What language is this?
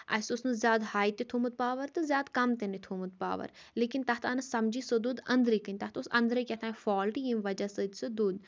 Kashmiri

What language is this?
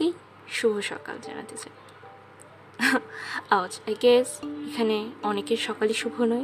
Bangla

